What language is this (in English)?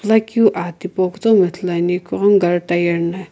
Sumi Naga